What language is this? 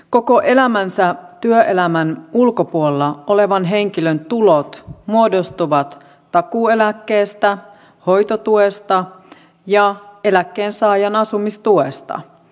Finnish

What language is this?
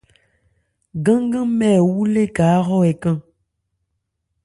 Ebrié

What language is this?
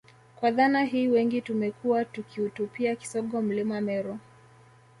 Swahili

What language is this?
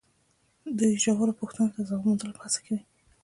Pashto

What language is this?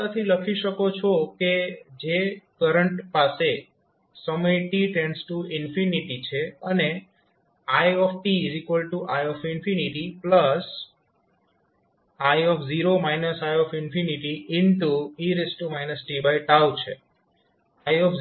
Gujarati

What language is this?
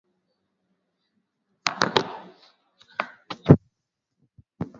Swahili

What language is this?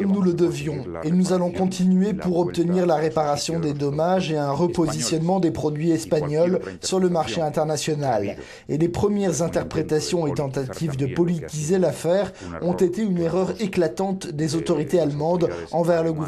French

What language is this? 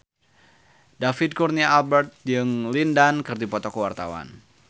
Sundanese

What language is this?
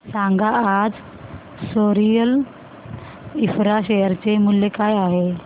Marathi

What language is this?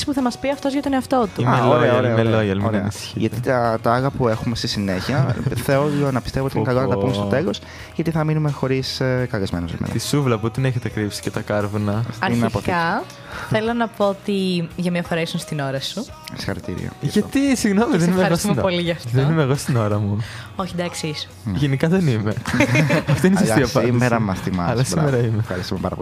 Greek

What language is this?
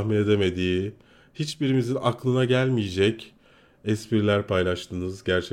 Turkish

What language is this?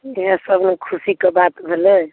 Maithili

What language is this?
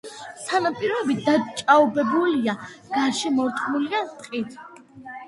Georgian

